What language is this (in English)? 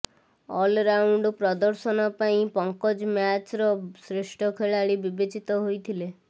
Odia